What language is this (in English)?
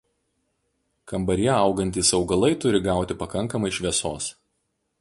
Lithuanian